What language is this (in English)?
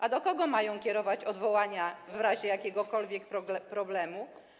Polish